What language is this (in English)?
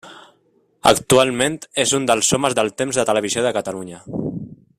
Catalan